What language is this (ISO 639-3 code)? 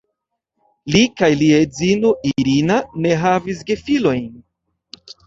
epo